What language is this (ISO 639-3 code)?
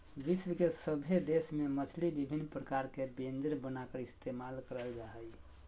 mag